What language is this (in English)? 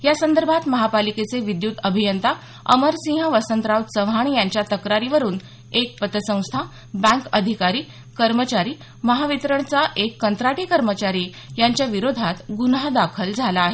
Marathi